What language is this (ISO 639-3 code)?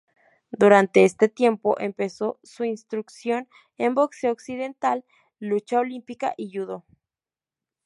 spa